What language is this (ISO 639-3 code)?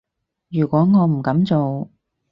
yue